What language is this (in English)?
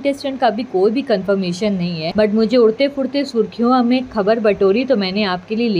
Hindi